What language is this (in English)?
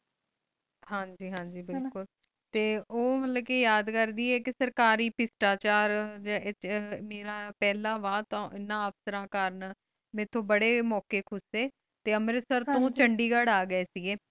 Punjabi